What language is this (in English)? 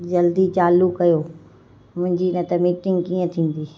Sindhi